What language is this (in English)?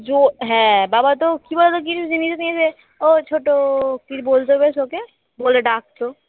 Bangla